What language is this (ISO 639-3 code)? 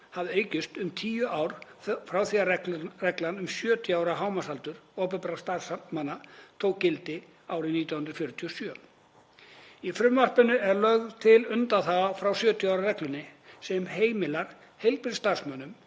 isl